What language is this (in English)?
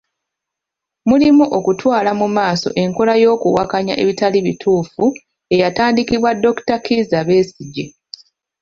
Ganda